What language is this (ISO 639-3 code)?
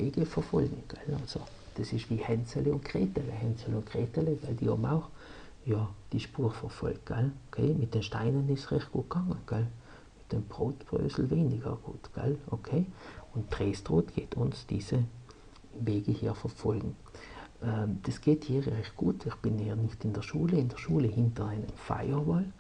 deu